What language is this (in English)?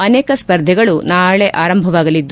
Kannada